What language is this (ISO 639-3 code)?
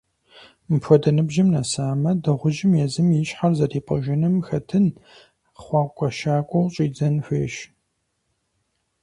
kbd